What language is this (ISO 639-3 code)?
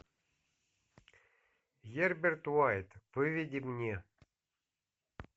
rus